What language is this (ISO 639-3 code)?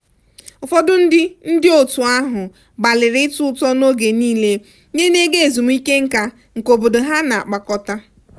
ibo